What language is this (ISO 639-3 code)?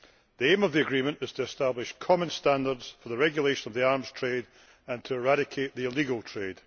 eng